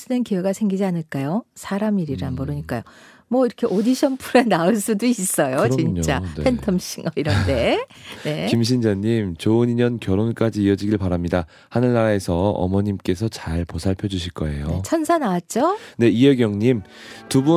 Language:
Korean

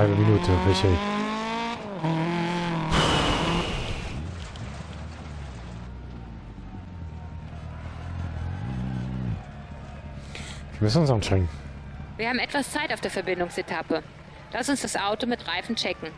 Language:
German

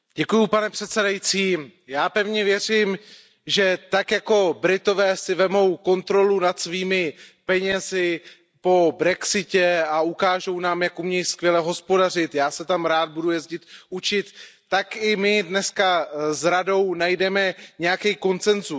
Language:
Czech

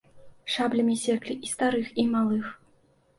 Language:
Belarusian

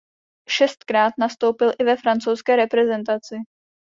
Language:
Czech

